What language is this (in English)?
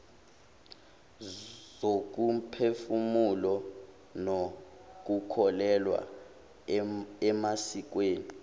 Zulu